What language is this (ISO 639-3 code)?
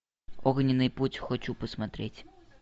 rus